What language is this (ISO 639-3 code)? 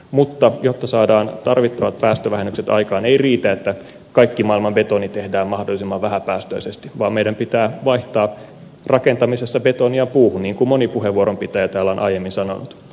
fin